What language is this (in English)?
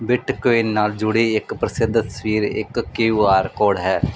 Punjabi